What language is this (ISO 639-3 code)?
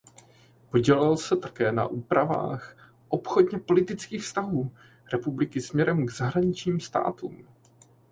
ces